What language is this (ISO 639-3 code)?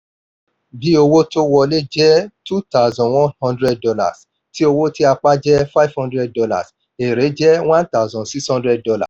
yor